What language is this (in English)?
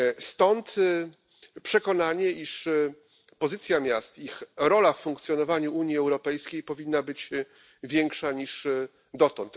Polish